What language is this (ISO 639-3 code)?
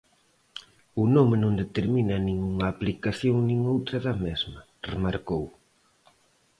glg